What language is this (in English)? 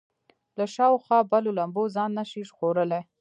Pashto